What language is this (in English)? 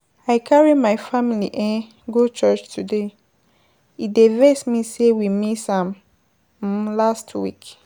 Nigerian Pidgin